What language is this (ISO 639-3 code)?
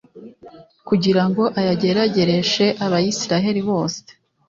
kin